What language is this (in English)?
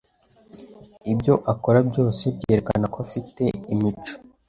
Kinyarwanda